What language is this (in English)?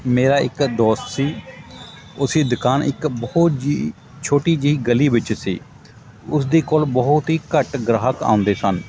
Punjabi